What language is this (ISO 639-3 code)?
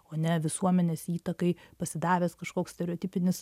lit